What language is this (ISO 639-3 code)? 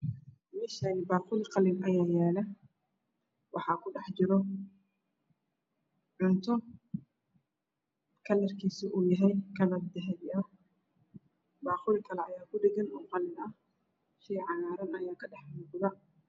som